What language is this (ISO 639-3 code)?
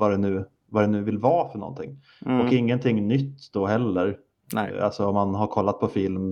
swe